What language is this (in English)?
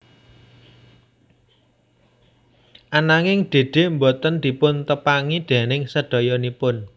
Javanese